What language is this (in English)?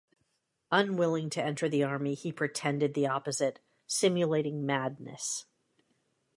English